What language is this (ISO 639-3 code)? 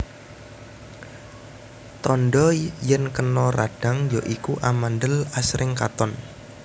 jav